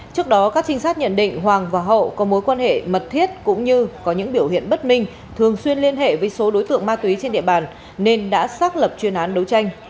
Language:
Vietnamese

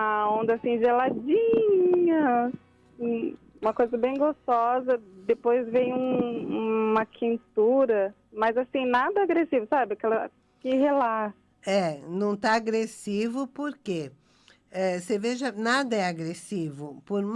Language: Portuguese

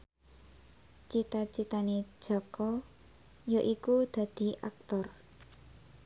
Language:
Javanese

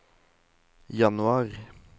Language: Norwegian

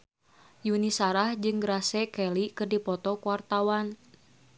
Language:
Sundanese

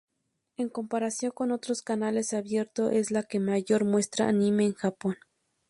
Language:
Spanish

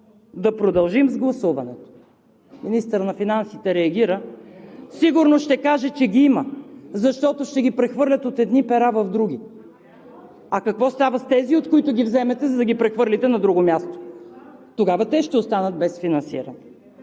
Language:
Bulgarian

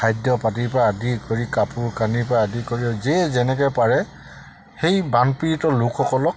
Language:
Assamese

